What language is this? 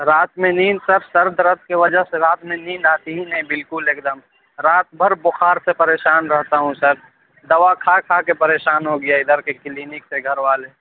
Urdu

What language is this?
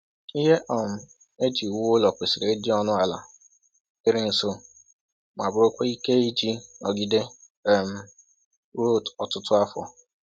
Igbo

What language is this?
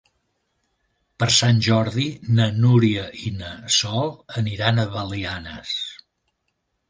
Catalan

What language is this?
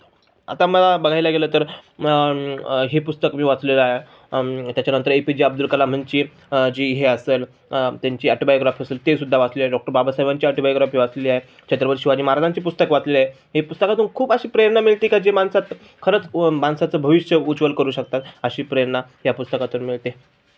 Marathi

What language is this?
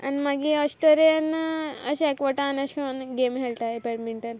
Konkani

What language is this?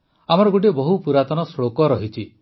Odia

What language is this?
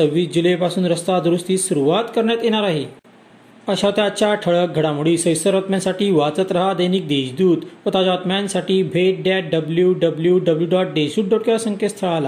Marathi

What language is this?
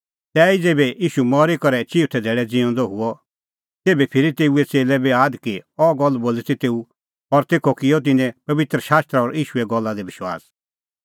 Kullu Pahari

